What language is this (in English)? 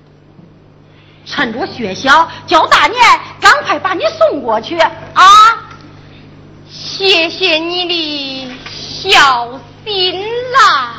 Chinese